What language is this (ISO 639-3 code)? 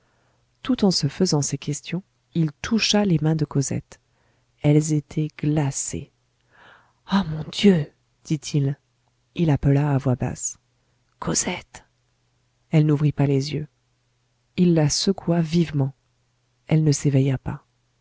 fra